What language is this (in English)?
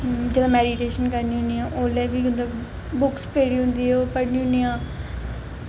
Dogri